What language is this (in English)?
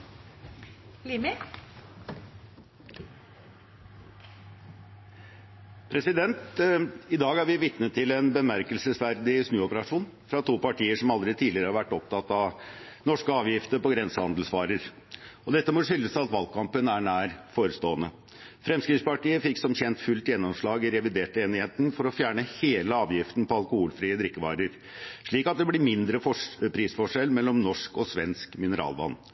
Norwegian Bokmål